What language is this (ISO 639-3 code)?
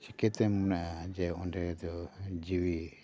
sat